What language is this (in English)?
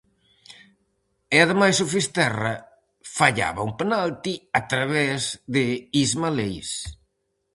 Galician